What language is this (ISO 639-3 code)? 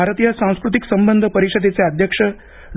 mar